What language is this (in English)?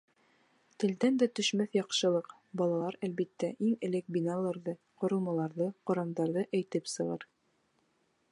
Bashkir